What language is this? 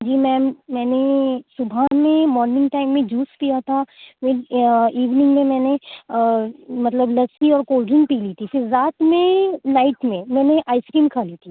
Urdu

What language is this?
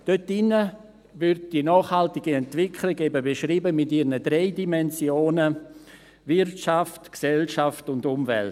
Swiss German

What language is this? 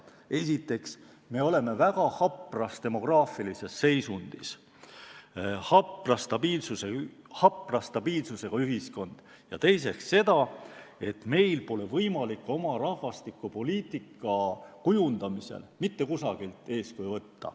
Estonian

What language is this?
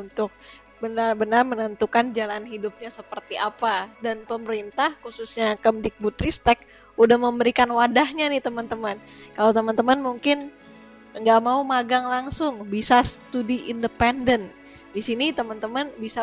Indonesian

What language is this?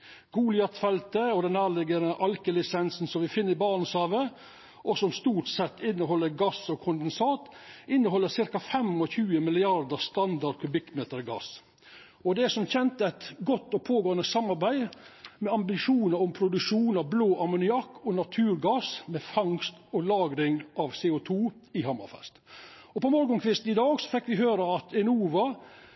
Norwegian Nynorsk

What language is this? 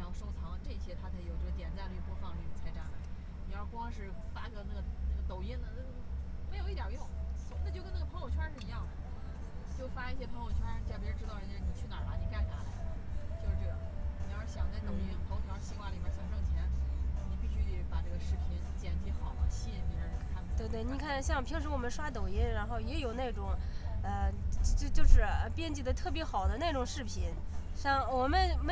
Chinese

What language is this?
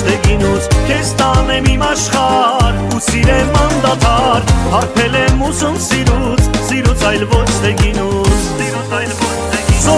Romanian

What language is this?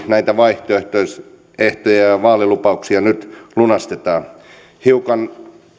Finnish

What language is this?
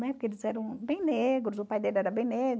Portuguese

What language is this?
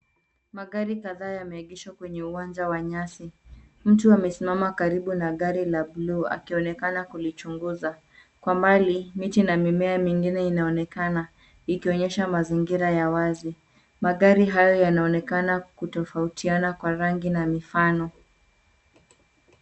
Swahili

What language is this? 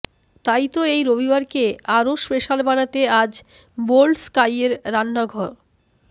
Bangla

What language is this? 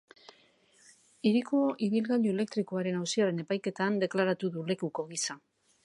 Basque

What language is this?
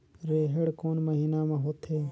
Chhattisgarhi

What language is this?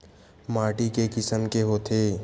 Chhattisgarhi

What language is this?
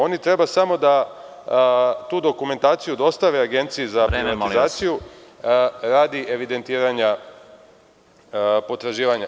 Serbian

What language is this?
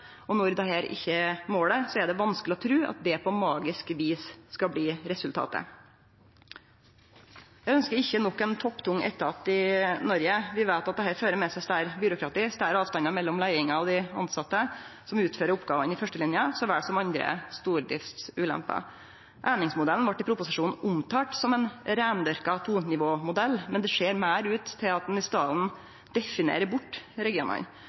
Norwegian Nynorsk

